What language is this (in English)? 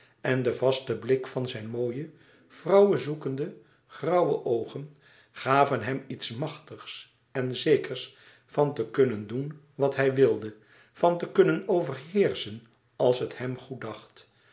Dutch